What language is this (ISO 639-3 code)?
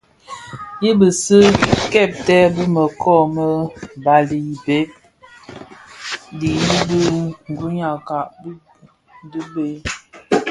ksf